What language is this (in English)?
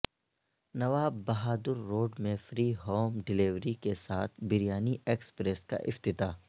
Urdu